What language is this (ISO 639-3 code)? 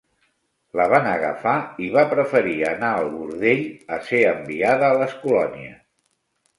cat